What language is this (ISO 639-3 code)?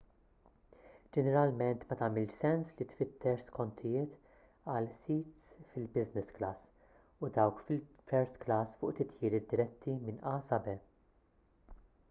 mlt